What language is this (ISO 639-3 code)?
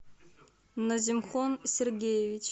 rus